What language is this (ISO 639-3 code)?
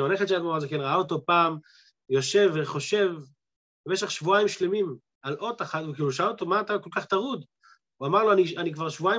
heb